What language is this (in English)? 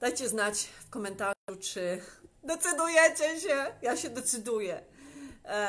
Polish